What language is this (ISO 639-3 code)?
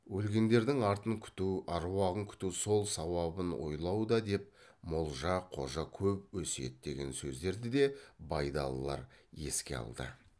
kaz